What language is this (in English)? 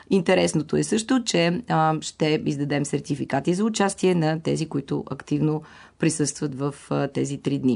Bulgarian